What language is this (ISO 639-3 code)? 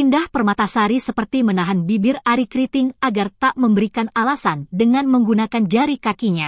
ind